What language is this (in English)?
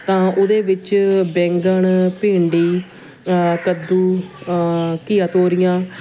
Punjabi